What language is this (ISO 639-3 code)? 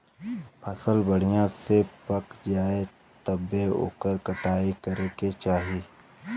bho